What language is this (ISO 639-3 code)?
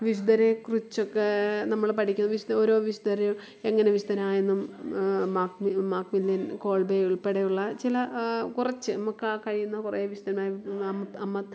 mal